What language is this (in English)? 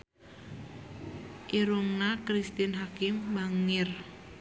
Sundanese